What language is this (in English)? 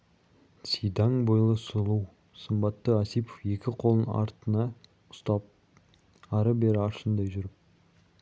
Kazakh